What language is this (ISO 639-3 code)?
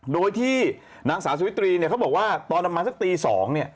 tha